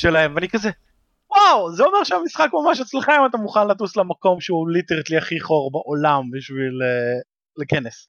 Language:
Hebrew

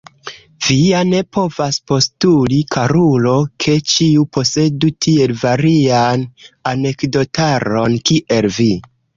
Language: Esperanto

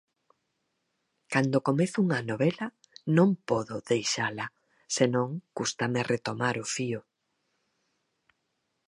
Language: Galician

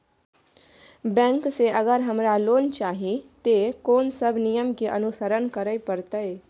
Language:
Maithili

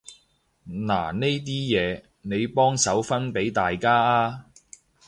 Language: Cantonese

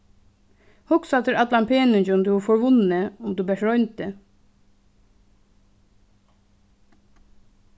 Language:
Faroese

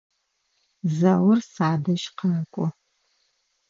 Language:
Adyghe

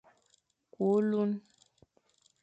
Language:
Fang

